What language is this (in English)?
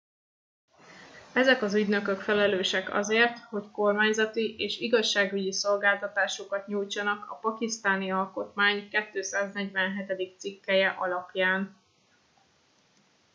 Hungarian